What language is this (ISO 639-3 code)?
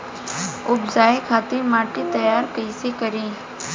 bho